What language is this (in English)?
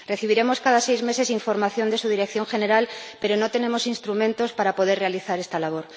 Spanish